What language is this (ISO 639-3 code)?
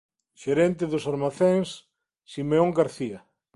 glg